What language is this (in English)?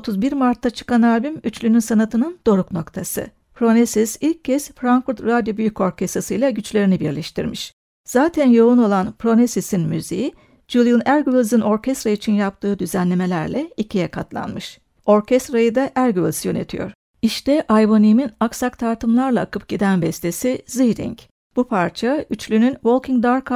Turkish